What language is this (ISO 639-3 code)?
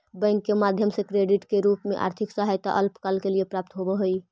mag